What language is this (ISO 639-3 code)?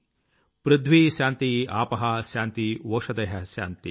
tel